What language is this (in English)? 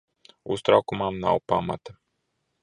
Latvian